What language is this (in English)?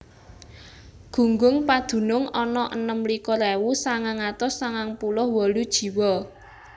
Javanese